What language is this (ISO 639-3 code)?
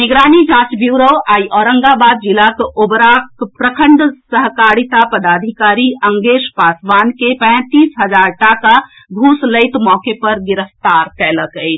mai